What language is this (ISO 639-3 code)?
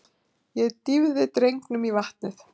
isl